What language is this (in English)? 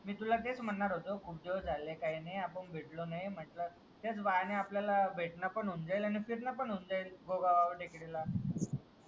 Marathi